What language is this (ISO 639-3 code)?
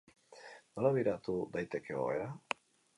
eus